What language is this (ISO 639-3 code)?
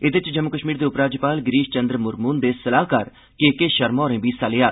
doi